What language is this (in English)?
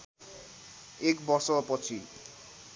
Nepali